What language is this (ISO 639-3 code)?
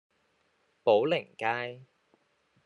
yue